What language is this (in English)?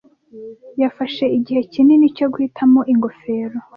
Kinyarwanda